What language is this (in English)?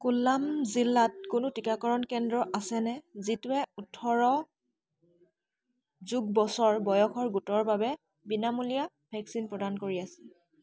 Assamese